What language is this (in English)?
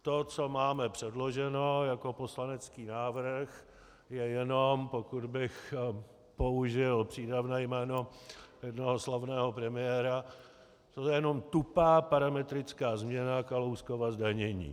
Czech